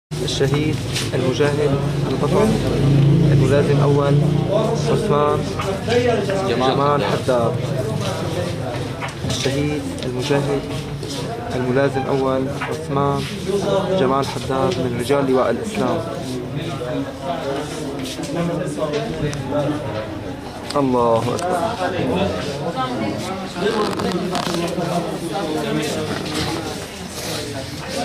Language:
Arabic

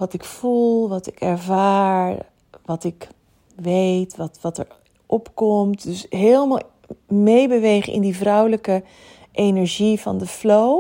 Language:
Dutch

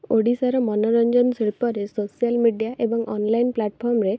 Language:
Odia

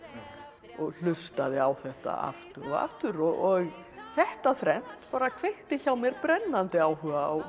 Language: Icelandic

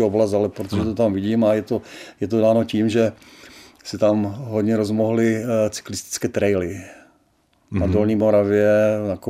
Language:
Czech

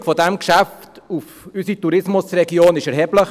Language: Swiss German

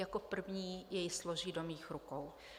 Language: Czech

